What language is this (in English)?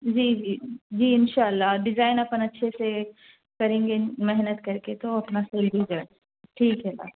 Urdu